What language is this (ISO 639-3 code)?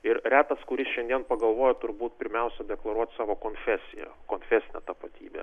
lit